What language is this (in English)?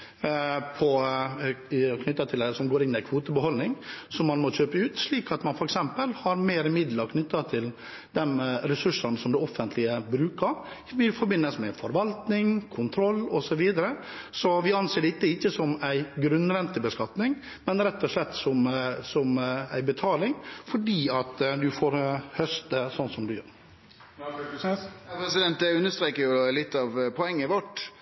Norwegian